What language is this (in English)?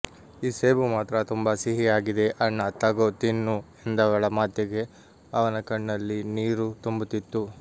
Kannada